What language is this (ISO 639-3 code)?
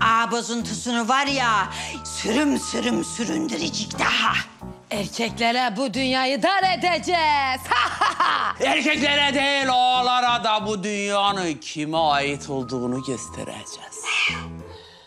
tur